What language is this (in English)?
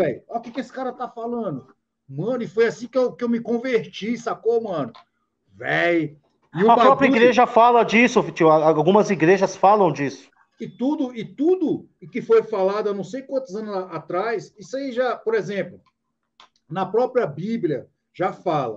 Portuguese